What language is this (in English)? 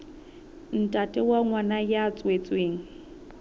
Southern Sotho